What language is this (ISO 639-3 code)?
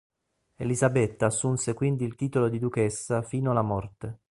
ita